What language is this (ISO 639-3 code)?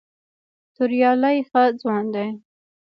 pus